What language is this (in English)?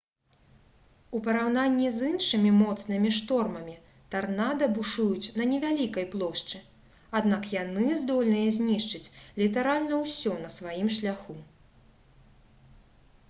Belarusian